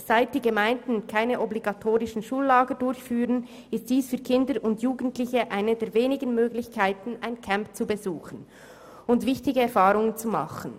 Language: Swiss German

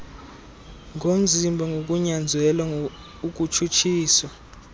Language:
Xhosa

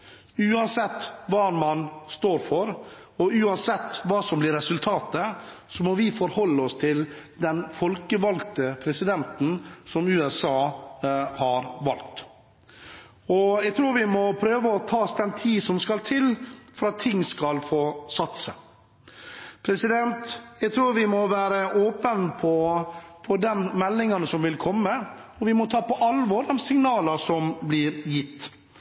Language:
Norwegian Bokmål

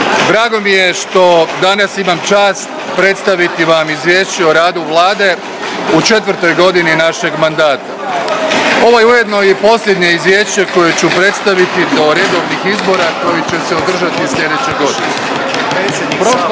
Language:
Croatian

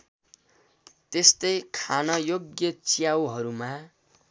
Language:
Nepali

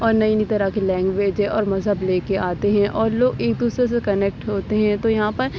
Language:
Urdu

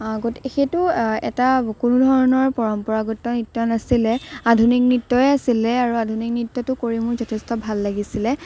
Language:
Assamese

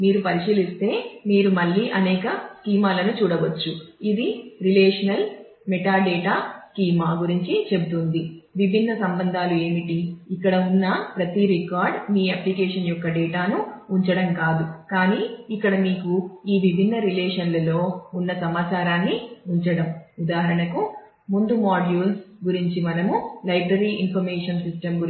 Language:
Telugu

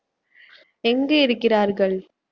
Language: Tamil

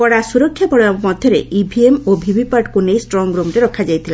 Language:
Odia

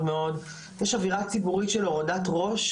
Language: Hebrew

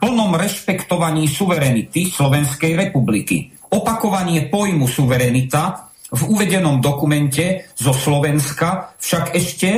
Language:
Slovak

